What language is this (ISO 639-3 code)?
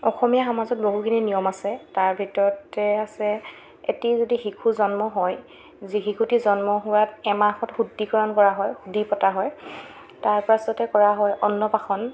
asm